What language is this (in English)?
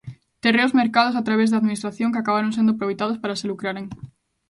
Galician